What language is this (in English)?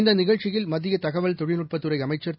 Tamil